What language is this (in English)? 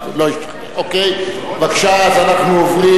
Hebrew